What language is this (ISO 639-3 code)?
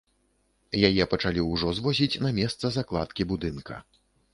bel